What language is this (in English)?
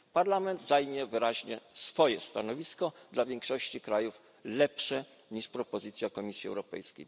Polish